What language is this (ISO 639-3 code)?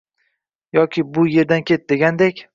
uzb